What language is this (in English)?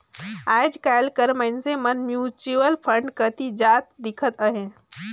Chhattisgarhi